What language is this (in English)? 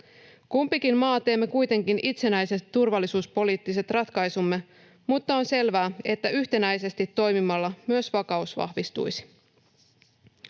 Finnish